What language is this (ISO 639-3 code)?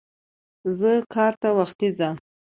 pus